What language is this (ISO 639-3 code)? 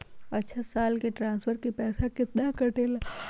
mag